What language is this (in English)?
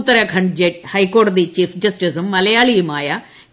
Malayalam